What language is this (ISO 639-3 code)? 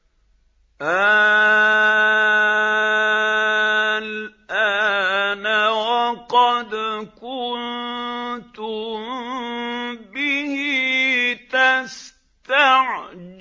ara